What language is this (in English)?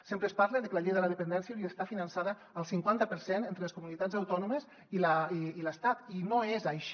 Catalan